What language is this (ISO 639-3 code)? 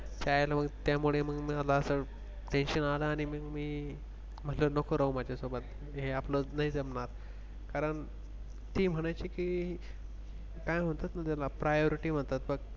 mar